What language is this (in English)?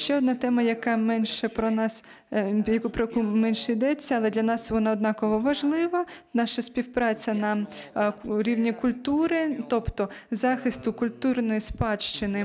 Ukrainian